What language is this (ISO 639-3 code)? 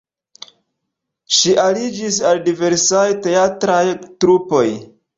epo